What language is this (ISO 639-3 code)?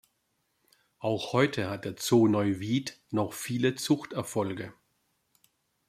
deu